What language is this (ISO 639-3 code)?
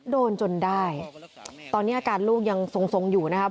tha